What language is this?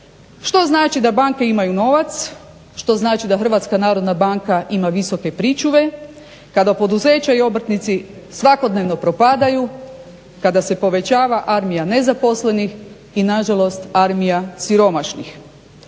Croatian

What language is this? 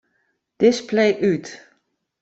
Western Frisian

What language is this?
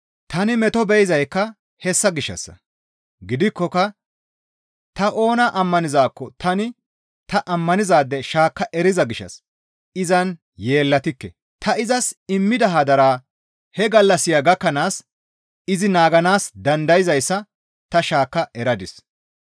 Gamo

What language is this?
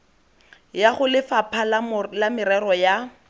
Tswana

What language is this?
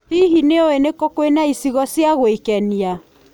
Kikuyu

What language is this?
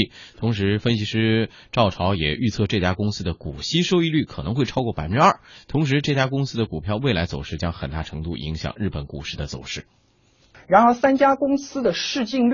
Chinese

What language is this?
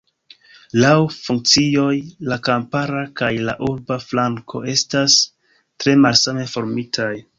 Esperanto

